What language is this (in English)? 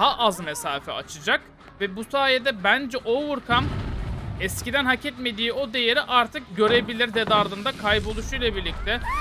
Turkish